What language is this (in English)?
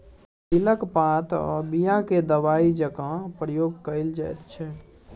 Maithili